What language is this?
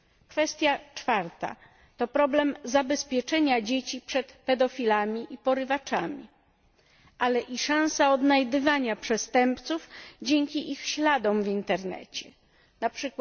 Polish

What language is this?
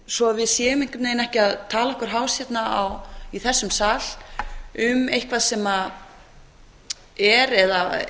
Icelandic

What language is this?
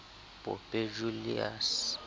Southern Sotho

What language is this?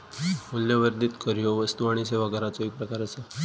Marathi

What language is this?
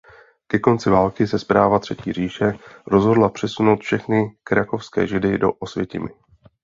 Czech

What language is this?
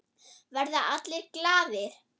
Icelandic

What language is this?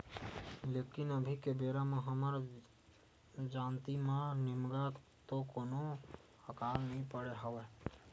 Chhattisgarhi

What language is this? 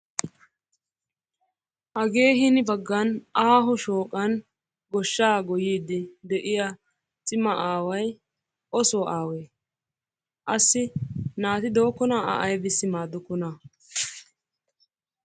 Wolaytta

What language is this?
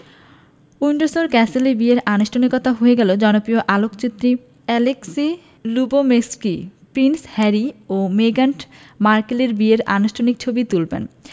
Bangla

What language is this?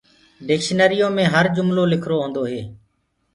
Gurgula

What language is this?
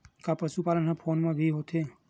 Chhattisgarhi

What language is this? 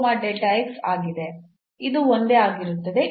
Kannada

